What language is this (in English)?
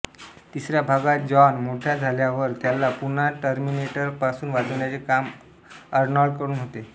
Marathi